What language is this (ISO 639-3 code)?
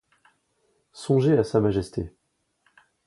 fra